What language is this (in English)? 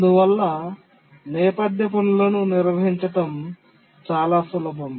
Telugu